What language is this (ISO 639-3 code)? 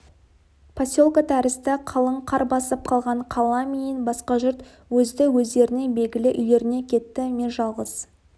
kaz